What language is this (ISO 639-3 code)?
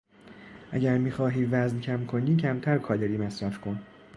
fas